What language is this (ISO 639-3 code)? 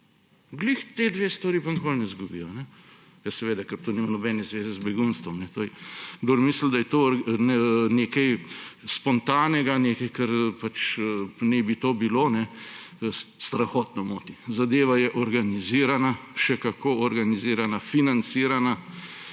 slv